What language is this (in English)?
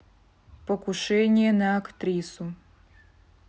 Russian